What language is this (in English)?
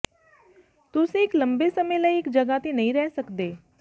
Punjabi